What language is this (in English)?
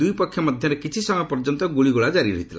Odia